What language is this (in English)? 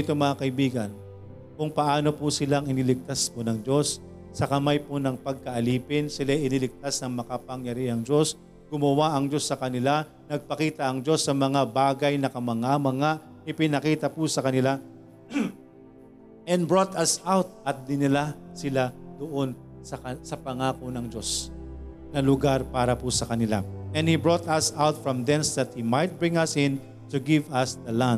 Filipino